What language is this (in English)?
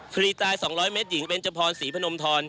Thai